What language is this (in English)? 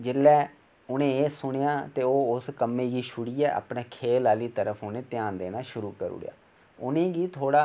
Dogri